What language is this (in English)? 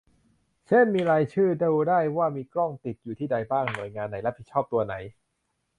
Thai